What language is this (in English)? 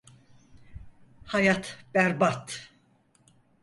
Turkish